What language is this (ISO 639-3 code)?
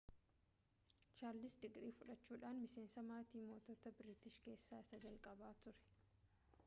orm